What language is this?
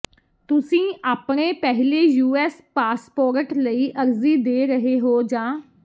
Punjabi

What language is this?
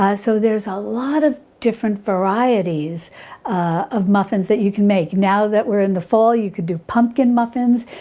English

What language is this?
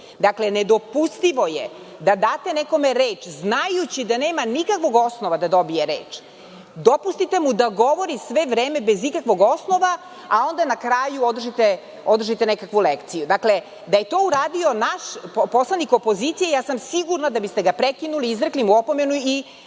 Serbian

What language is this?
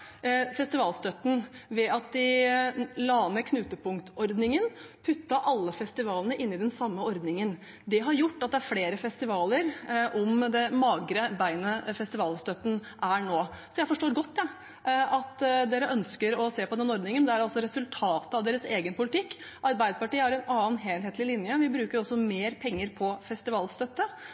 Norwegian Bokmål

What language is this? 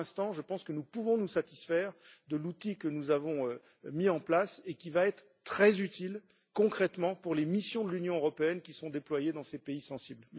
French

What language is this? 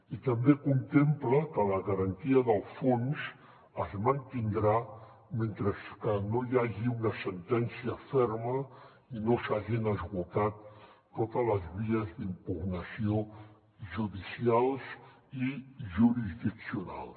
Catalan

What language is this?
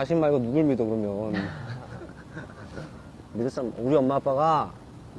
Korean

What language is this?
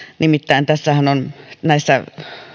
Finnish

